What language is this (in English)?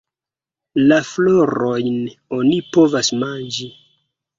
Esperanto